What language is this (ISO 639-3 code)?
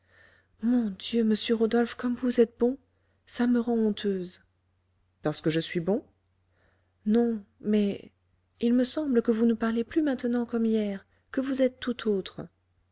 fra